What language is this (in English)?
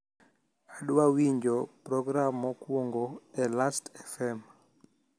Luo (Kenya and Tanzania)